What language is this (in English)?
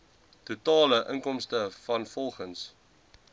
Afrikaans